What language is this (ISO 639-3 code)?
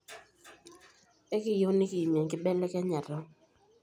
mas